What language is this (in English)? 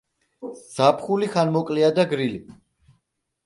Georgian